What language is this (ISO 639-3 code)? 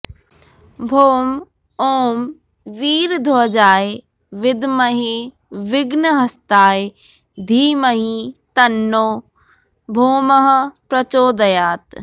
san